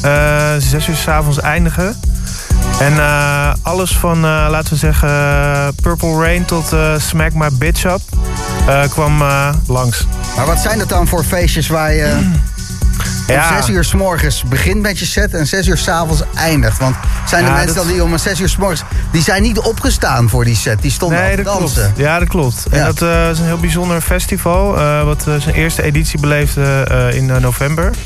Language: Dutch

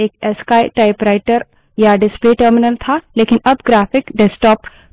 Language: Hindi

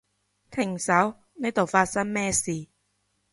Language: Cantonese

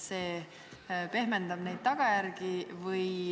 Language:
Estonian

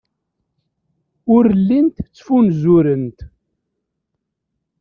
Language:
Kabyle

